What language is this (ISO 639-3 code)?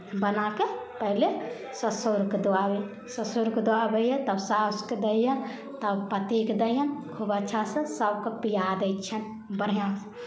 mai